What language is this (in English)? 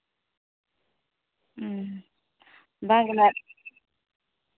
Santali